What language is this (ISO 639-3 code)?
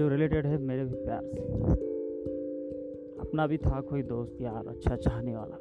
hin